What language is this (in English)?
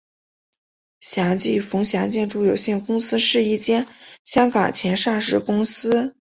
Chinese